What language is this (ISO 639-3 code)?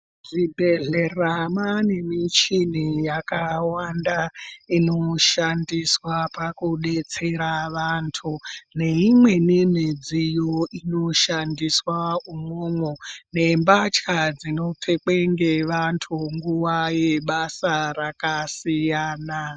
ndc